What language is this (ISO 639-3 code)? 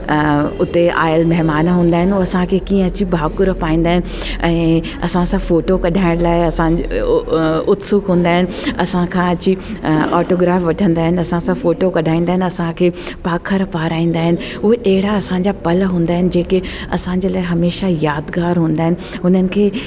snd